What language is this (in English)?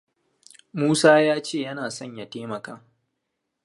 Hausa